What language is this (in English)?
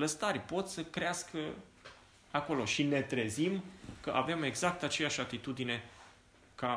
Romanian